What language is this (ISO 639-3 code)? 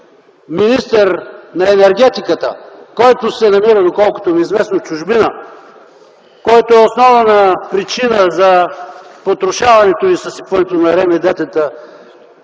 bul